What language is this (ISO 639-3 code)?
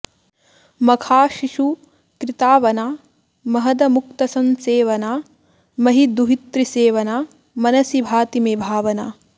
san